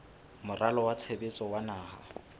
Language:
Southern Sotho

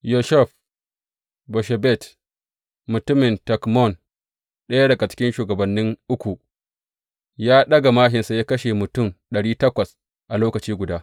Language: Hausa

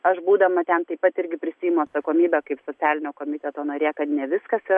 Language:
Lithuanian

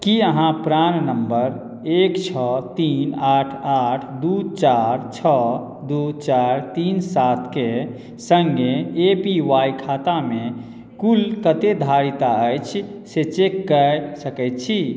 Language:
Maithili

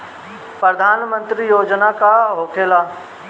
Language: Bhojpuri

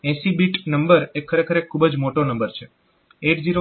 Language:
Gujarati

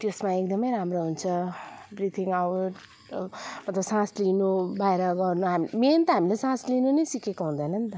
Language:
Nepali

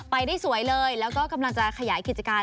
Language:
Thai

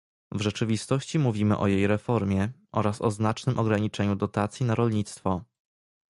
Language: Polish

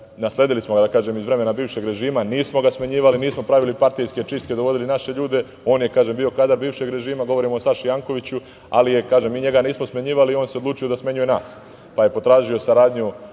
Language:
Serbian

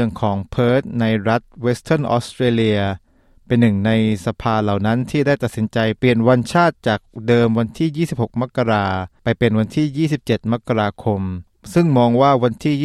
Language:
Thai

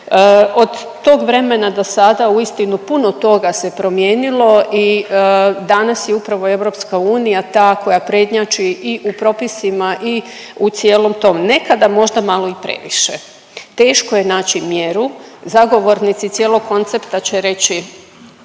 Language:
Croatian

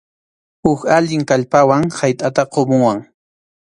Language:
Arequipa-La Unión Quechua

